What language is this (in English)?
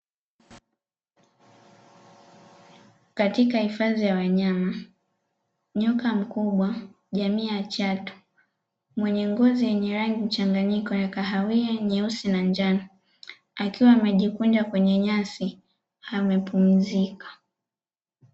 Swahili